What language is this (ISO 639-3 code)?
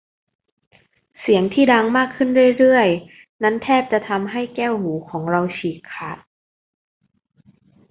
tha